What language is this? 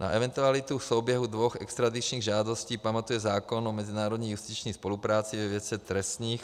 Czech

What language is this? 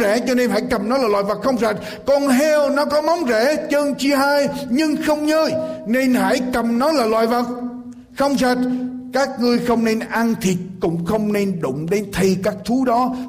Vietnamese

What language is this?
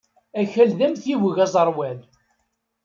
Kabyle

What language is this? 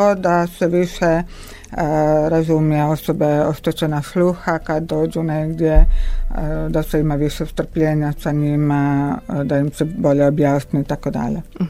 Croatian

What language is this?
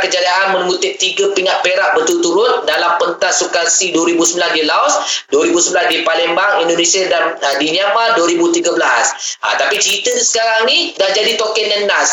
Malay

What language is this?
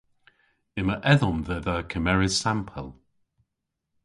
Cornish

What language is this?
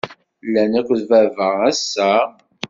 Kabyle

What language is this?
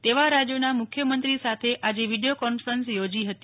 Gujarati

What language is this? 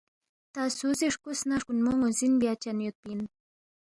Balti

